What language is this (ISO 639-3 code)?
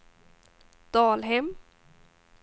swe